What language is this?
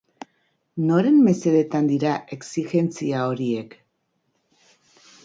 Basque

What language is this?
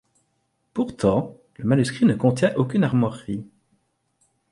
French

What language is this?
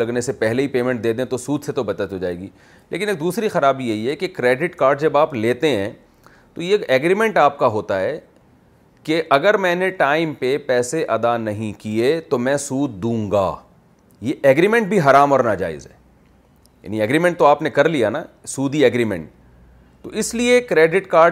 Urdu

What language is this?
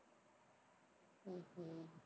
Tamil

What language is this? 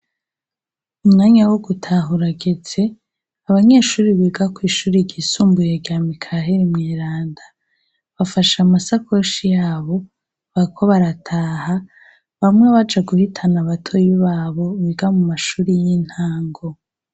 Rundi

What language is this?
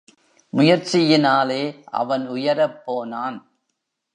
Tamil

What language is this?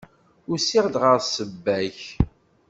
Kabyle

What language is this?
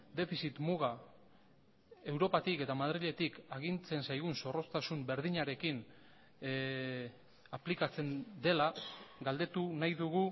Basque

